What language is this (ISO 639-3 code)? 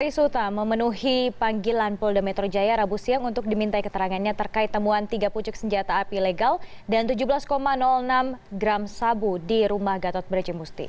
ind